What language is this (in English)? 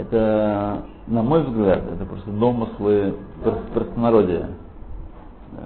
Russian